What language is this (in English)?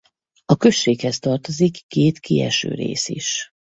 Hungarian